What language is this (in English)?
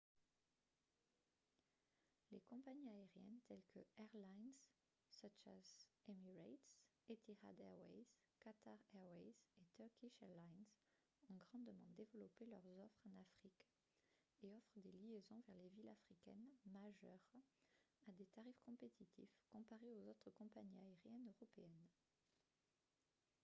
French